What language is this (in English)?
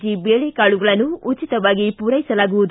Kannada